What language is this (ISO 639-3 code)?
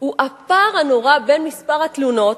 heb